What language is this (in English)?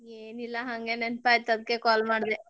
Kannada